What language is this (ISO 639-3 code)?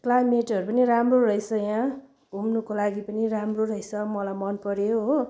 nep